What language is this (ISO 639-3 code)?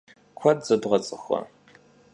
kbd